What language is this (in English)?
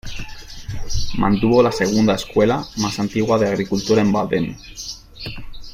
Spanish